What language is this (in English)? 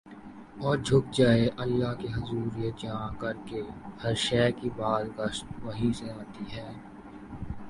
Urdu